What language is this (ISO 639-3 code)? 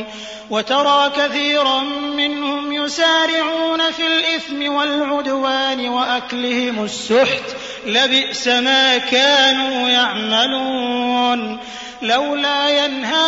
ara